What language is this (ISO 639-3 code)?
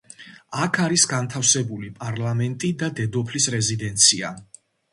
kat